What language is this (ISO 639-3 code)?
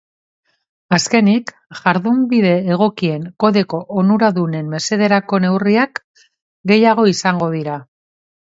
eus